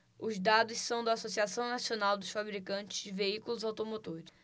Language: Portuguese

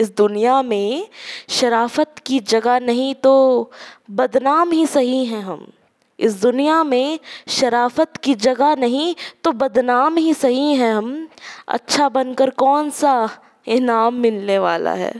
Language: Hindi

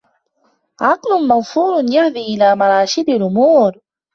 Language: Arabic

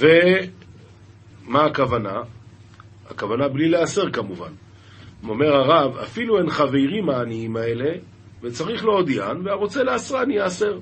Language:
Hebrew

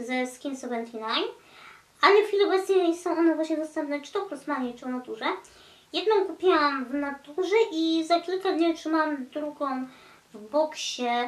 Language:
Polish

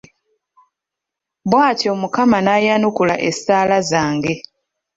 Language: Ganda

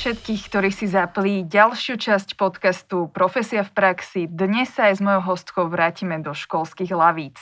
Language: Slovak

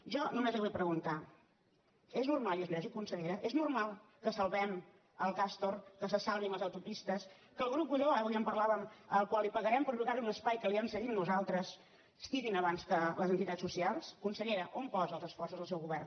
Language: Catalan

